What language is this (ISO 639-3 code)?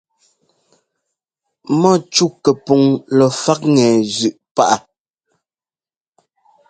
jgo